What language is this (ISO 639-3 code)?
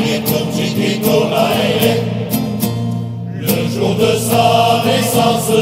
ron